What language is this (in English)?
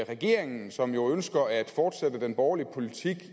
Danish